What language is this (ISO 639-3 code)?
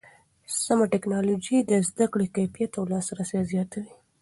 pus